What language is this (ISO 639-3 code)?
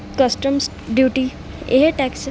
pan